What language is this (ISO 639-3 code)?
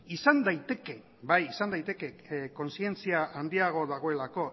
eus